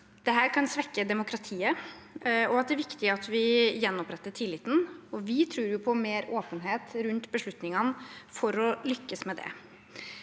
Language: Norwegian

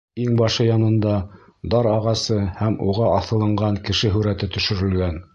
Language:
Bashkir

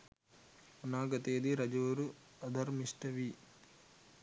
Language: Sinhala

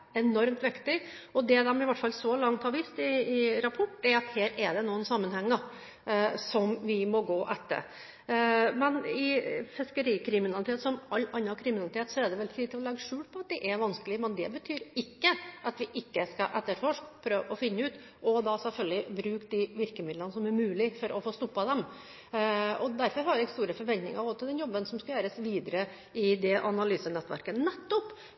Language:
Norwegian Bokmål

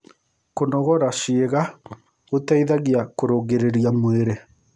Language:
Kikuyu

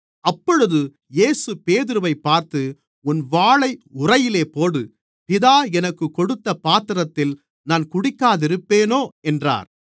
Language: Tamil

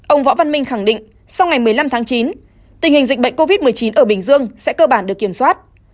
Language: Vietnamese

